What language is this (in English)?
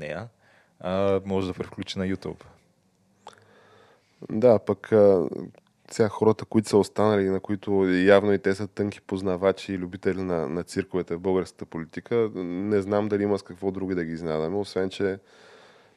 Bulgarian